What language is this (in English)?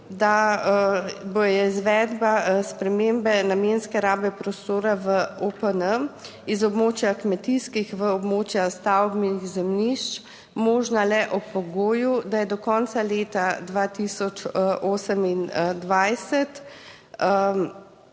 Slovenian